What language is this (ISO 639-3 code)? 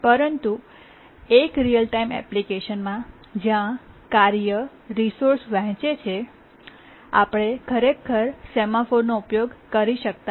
guj